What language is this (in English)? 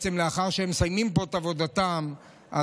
Hebrew